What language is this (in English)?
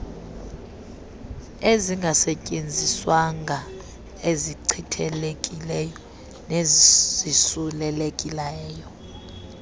Xhosa